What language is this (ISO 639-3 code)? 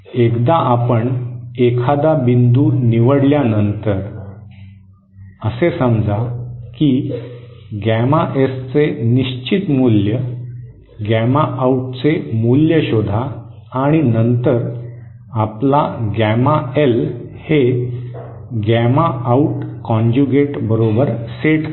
mar